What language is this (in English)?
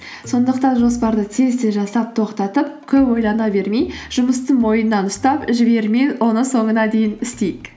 Kazakh